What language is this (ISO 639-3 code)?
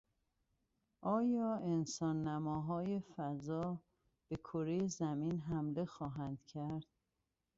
fas